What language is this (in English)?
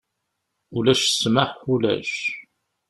Kabyle